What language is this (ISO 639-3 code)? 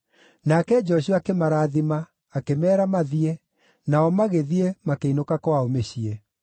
kik